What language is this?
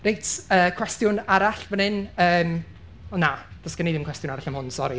Welsh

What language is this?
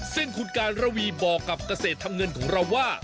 Thai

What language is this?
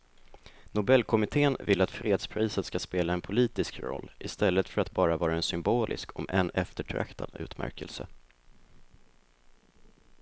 Swedish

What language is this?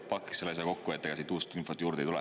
Estonian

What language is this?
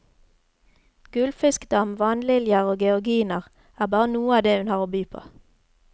Norwegian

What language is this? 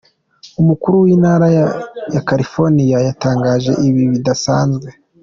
Kinyarwanda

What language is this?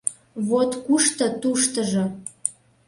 Mari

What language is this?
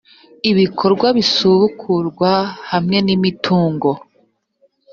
Kinyarwanda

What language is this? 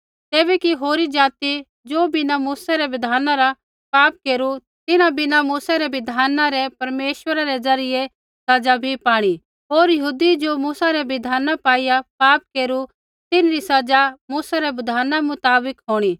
Kullu Pahari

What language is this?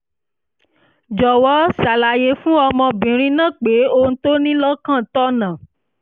Yoruba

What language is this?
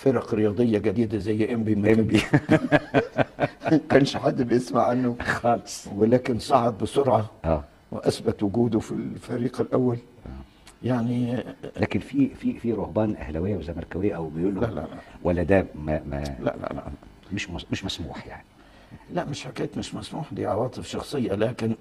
Arabic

